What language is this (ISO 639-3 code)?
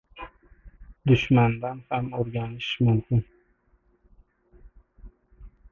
uzb